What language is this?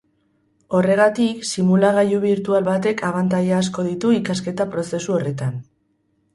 Basque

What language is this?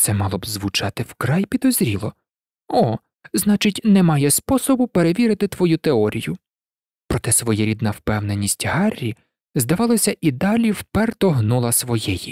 Ukrainian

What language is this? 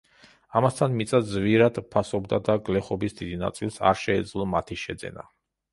Georgian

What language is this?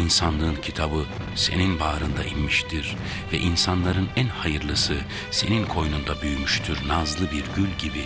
Turkish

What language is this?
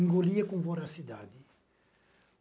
Portuguese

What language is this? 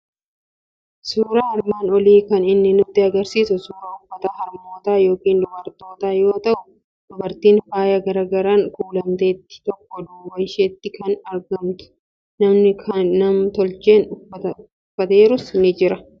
Oromo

